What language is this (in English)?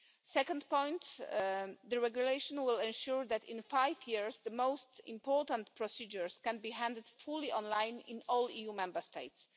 English